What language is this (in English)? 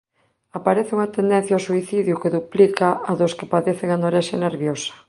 Galician